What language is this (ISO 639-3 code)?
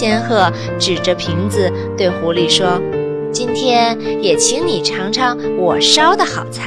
zho